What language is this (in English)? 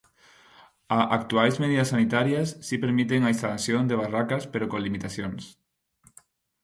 Galician